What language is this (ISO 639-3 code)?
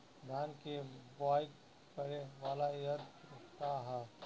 bho